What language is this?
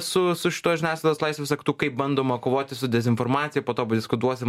Lithuanian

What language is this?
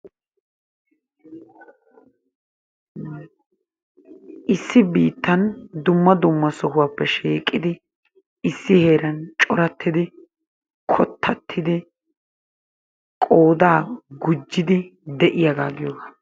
Wolaytta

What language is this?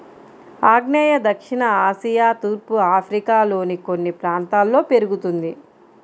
Telugu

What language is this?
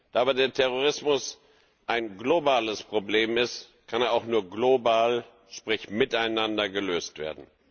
German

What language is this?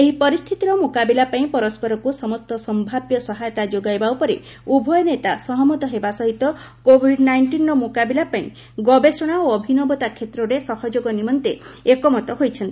Odia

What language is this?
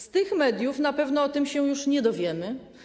Polish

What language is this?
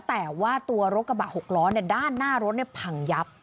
Thai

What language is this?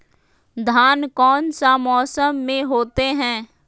Magahi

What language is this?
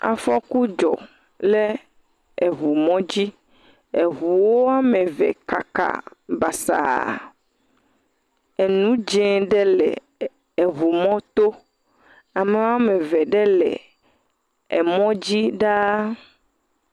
Ewe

